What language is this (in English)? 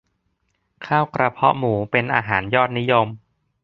Thai